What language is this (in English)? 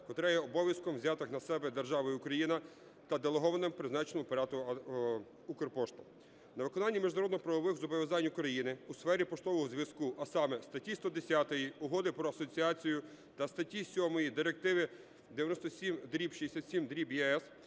Ukrainian